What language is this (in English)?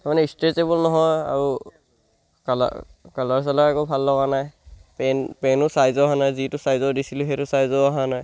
Assamese